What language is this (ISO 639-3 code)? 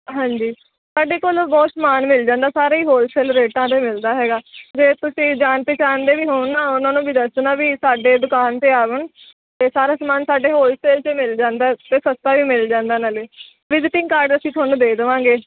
pan